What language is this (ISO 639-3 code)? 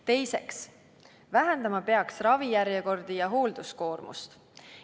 est